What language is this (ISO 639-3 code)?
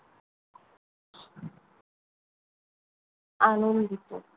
ben